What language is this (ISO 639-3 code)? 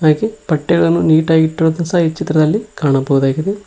kan